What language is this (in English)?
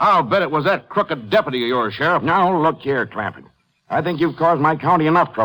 English